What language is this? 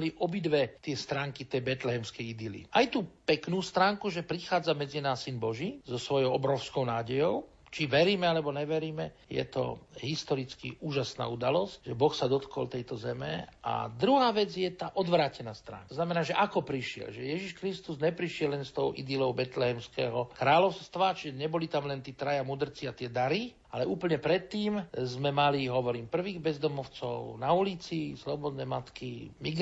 Slovak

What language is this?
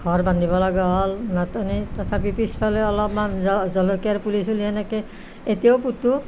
Assamese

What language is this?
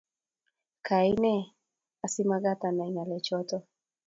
Kalenjin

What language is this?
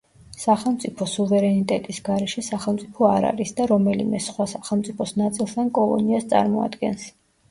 Georgian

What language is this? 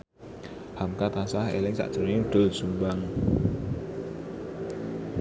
Javanese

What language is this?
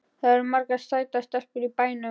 Icelandic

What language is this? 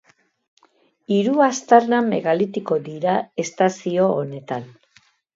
Basque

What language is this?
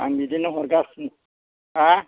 Bodo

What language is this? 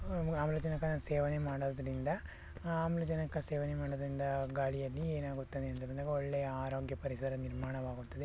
Kannada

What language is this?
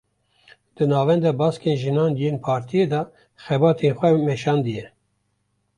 Kurdish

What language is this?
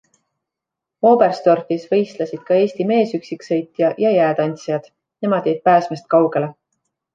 Estonian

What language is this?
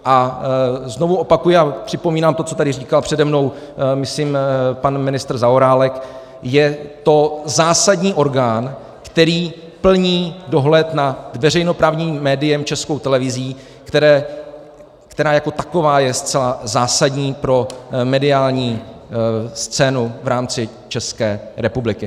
Czech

